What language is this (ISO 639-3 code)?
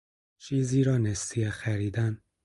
fas